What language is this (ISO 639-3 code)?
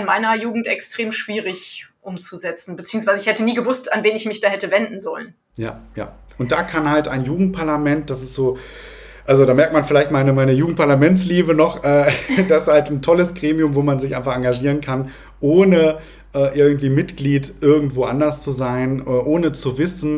deu